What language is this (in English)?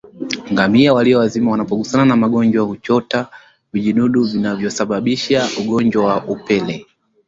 Swahili